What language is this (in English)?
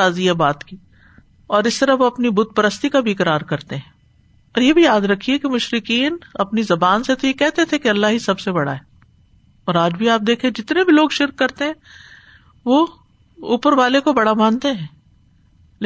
Urdu